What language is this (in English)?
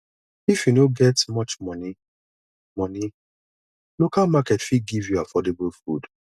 Nigerian Pidgin